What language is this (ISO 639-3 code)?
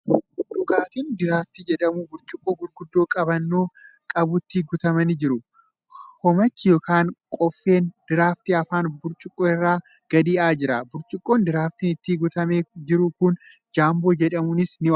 orm